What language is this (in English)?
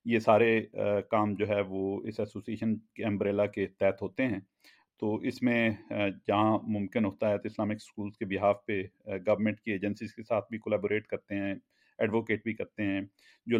Urdu